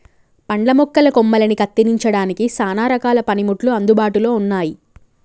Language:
Telugu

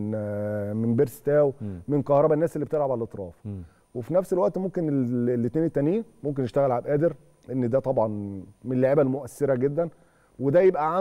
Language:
Arabic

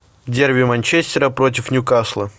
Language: Russian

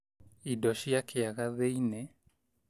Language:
Kikuyu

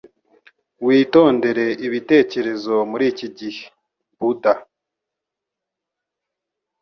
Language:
Kinyarwanda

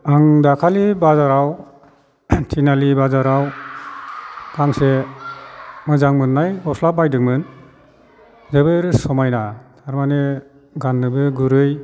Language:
Bodo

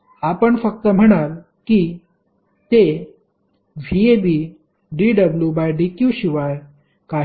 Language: Marathi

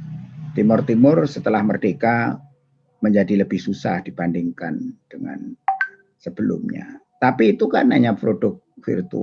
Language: Indonesian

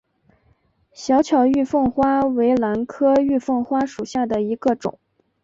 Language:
Chinese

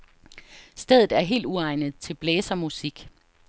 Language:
Danish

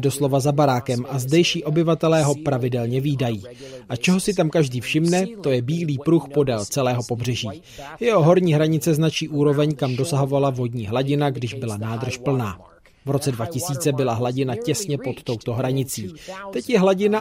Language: Czech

